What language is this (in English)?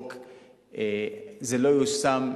Hebrew